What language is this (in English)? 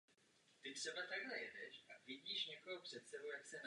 Czech